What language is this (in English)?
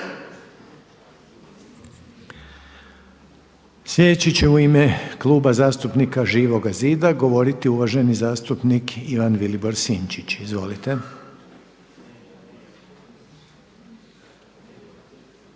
Croatian